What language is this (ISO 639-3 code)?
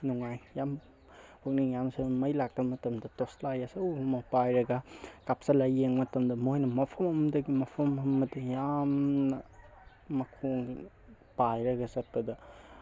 mni